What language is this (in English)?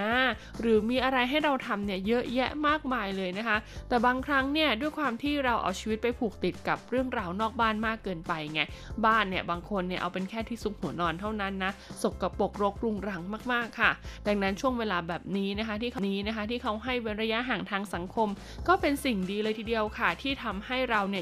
Thai